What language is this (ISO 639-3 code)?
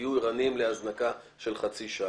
heb